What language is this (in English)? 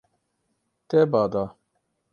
Kurdish